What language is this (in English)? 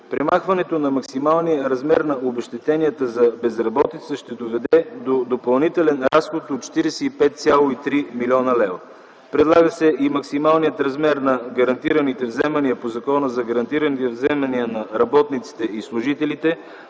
Bulgarian